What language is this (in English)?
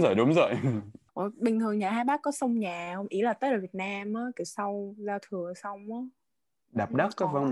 Vietnamese